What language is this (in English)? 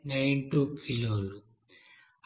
Telugu